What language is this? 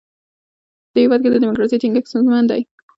Pashto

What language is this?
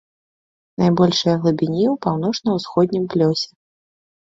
Belarusian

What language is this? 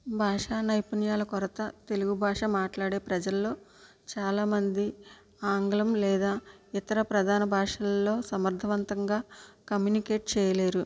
Telugu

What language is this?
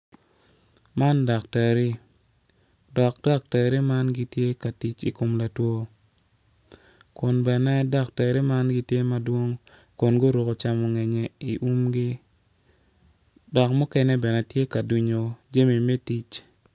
Acoli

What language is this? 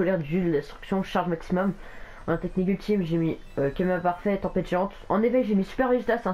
French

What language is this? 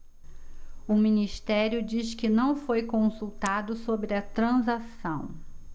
Portuguese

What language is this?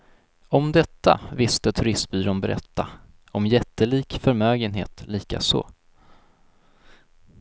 Swedish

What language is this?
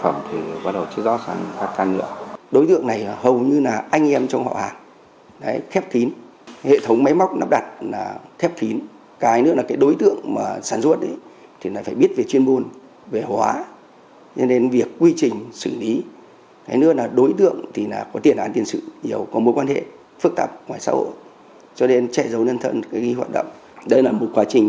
Vietnamese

